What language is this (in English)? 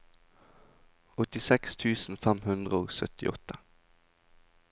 Norwegian